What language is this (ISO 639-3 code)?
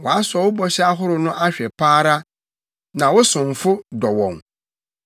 aka